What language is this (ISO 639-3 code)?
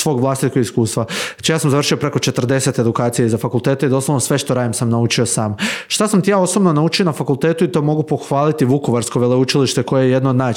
hrv